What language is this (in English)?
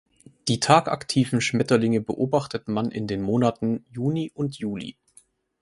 German